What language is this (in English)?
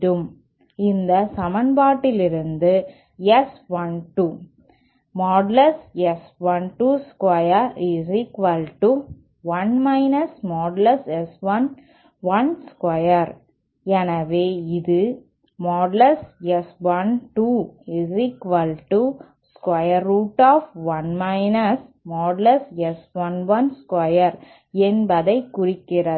Tamil